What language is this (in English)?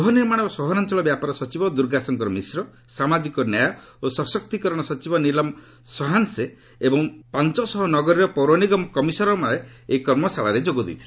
Odia